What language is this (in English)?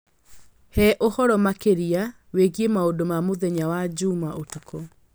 Kikuyu